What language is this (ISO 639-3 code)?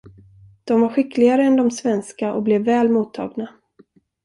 swe